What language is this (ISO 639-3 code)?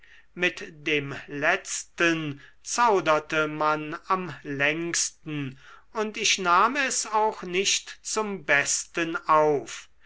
deu